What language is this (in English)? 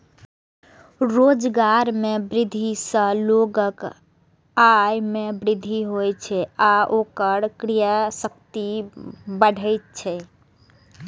Maithili